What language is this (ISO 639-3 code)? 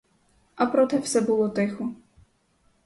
ukr